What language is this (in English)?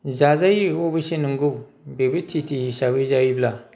Bodo